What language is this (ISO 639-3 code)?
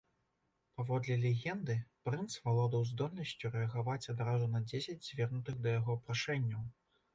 bel